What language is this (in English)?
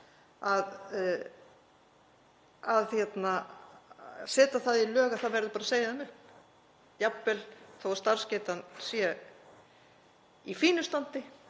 Icelandic